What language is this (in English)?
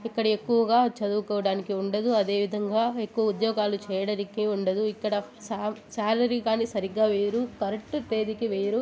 Telugu